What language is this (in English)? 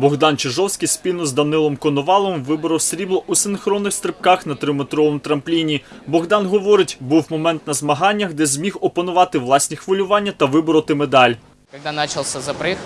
Ukrainian